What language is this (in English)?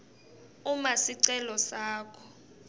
Swati